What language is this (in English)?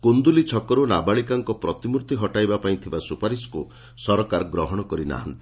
Odia